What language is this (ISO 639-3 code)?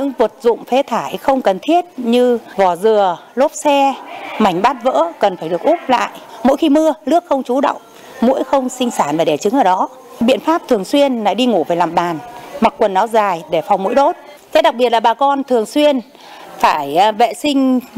vie